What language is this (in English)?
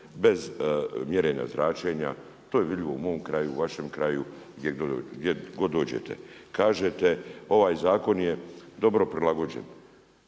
Croatian